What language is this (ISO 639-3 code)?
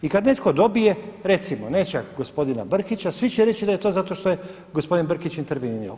hrv